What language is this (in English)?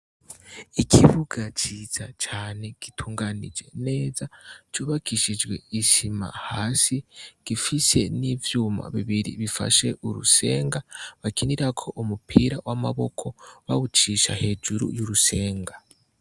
Rundi